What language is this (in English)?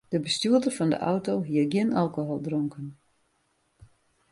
Western Frisian